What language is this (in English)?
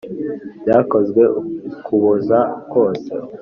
Kinyarwanda